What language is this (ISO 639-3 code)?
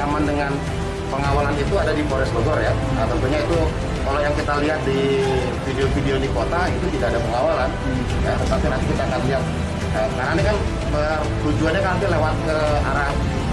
ind